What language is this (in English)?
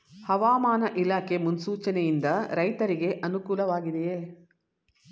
Kannada